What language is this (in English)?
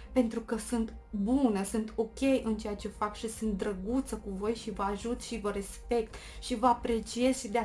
Romanian